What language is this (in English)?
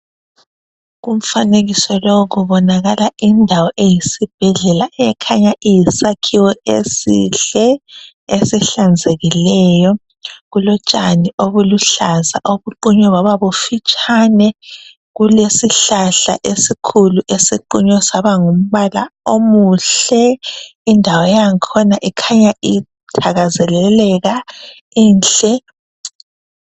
North Ndebele